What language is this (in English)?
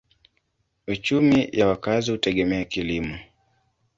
Swahili